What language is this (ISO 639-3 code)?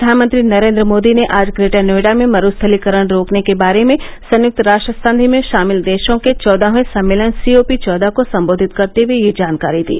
hin